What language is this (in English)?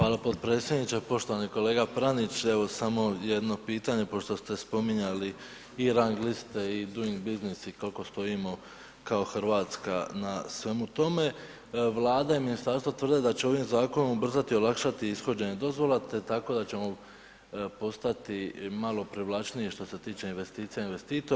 Croatian